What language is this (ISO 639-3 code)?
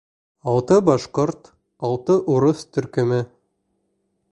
bak